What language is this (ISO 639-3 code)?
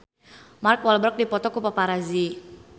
sun